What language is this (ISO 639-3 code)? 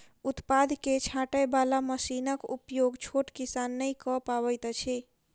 mai